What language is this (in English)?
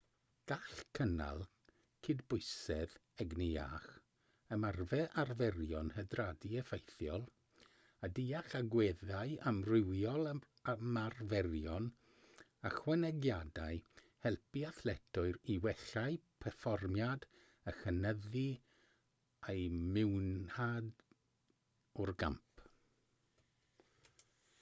Welsh